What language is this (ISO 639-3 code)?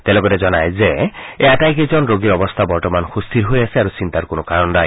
asm